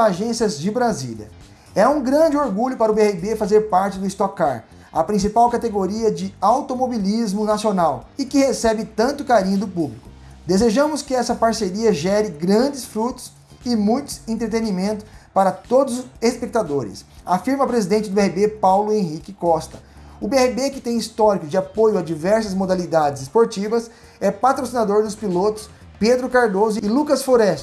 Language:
Portuguese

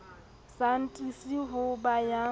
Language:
Southern Sotho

